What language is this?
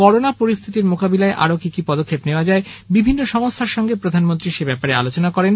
Bangla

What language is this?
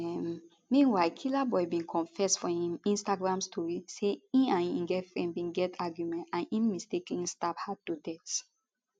Nigerian Pidgin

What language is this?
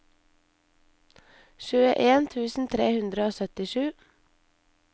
Norwegian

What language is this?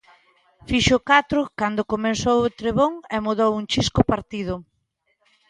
Galician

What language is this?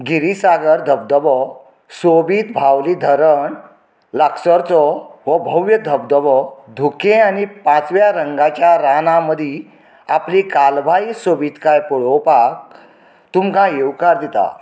Konkani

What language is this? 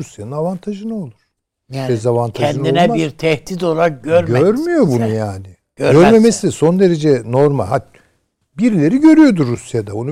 Turkish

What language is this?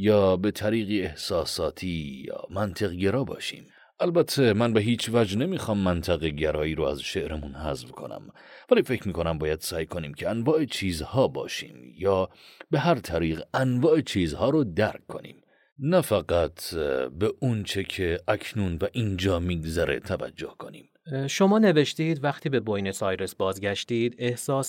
Persian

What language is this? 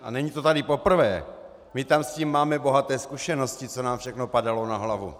Czech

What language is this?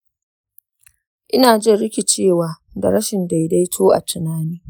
Hausa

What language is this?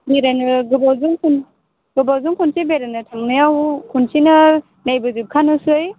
Bodo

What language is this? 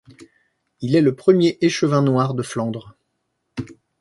French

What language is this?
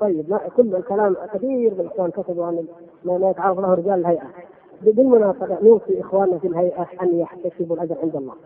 Arabic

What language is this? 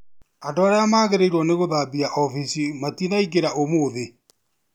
Kikuyu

